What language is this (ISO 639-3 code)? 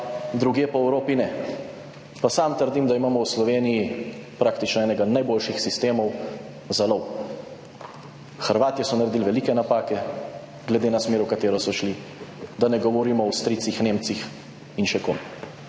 slv